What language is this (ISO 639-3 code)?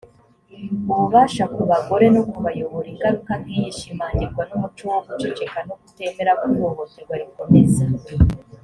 kin